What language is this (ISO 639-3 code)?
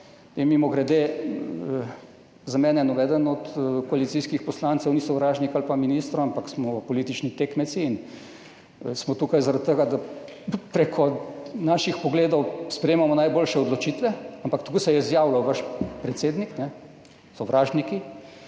slv